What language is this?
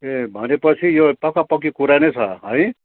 Nepali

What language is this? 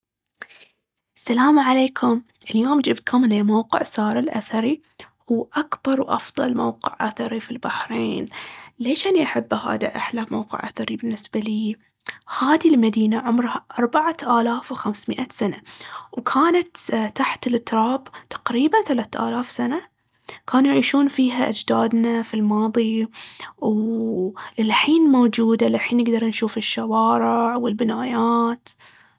Baharna Arabic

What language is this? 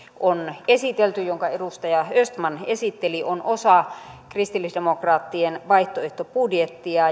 Finnish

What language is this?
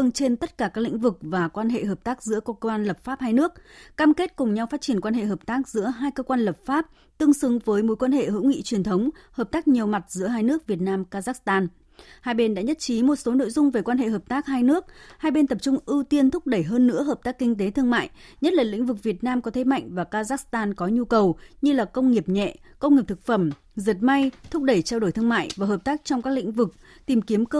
Vietnamese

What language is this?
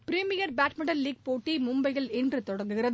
Tamil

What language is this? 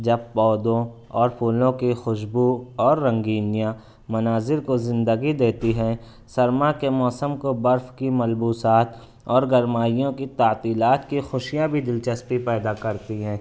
Urdu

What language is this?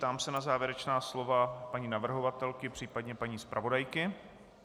Czech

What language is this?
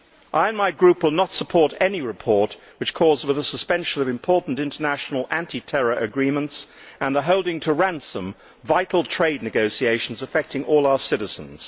English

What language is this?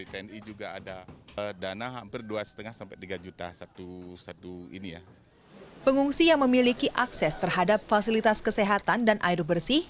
Indonesian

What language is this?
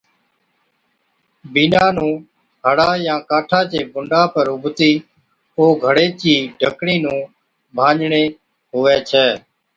Od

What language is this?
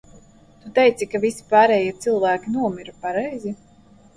Latvian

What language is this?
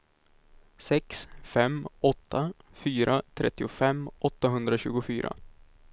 Swedish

